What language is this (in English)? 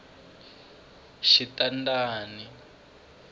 Tsonga